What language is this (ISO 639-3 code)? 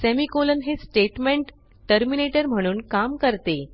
mar